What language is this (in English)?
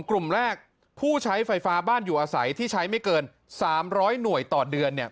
Thai